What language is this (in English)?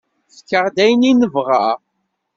Kabyle